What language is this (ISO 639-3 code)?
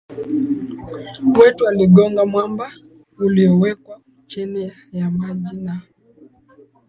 swa